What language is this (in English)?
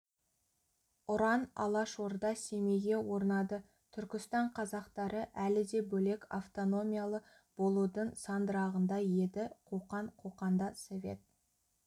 Kazakh